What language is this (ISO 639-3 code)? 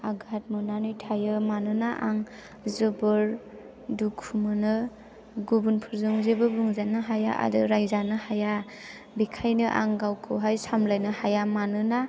brx